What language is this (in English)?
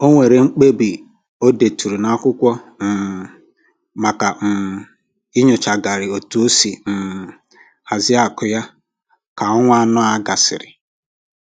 Igbo